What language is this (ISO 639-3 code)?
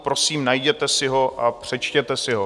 ces